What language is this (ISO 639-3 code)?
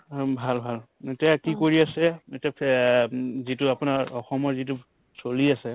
asm